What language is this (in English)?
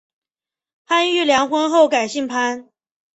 Chinese